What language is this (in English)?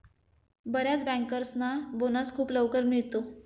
Marathi